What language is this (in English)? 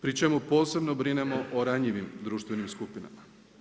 Croatian